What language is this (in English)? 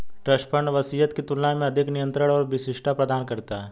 Hindi